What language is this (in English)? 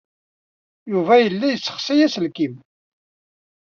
Kabyle